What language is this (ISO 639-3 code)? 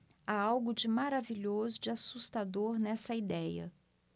por